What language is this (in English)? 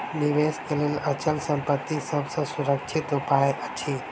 Maithili